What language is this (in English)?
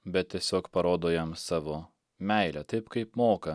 Lithuanian